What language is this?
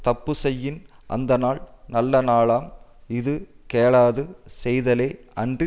Tamil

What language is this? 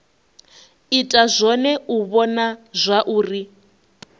Venda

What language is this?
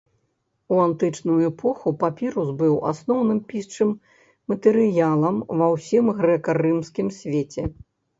Belarusian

